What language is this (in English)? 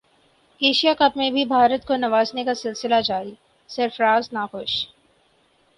Urdu